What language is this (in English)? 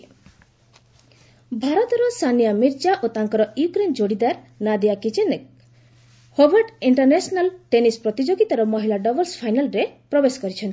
Odia